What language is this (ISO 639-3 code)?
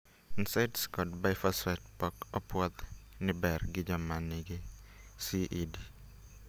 luo